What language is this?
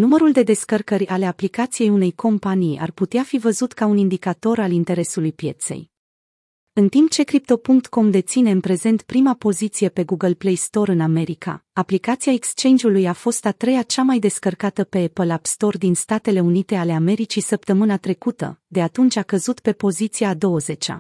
Romanian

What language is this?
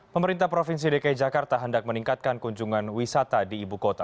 Indonesian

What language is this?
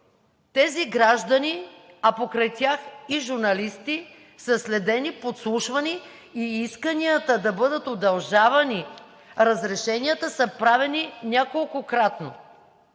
Bulgarian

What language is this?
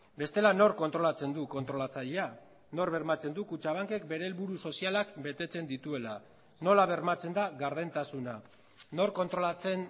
Basque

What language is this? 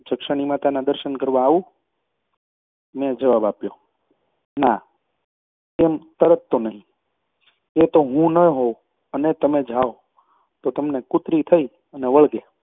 Gujarati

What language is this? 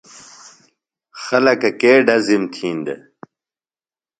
Phalura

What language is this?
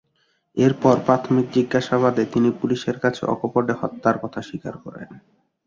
Bangla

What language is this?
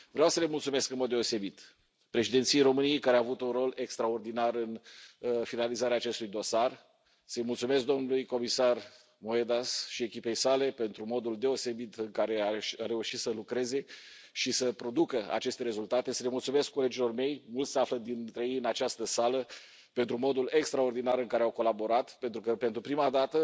Romanian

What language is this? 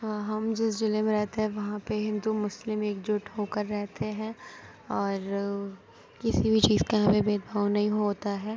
Urdu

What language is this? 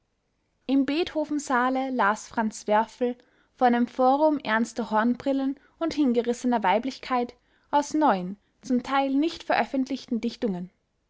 German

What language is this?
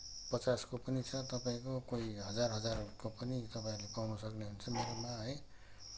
Nepali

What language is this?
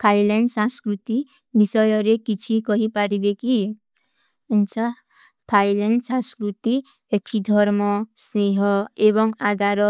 Kui (India)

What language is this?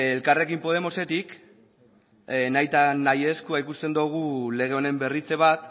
Basque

